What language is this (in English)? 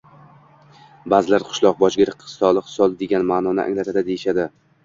Uzbek